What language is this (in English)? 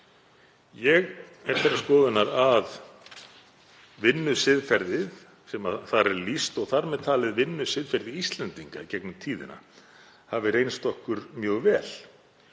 Icelandic